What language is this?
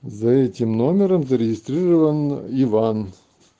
Russian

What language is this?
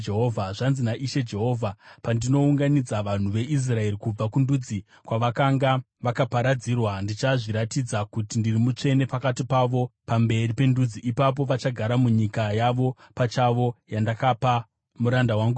Shona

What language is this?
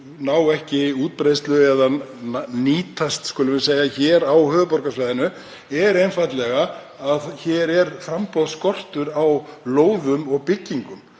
Icelandic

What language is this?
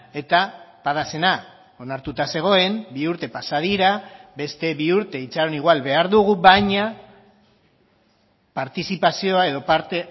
Basque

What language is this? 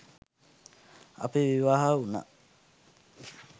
Sinhala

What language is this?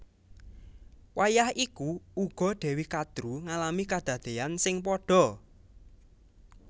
Javanese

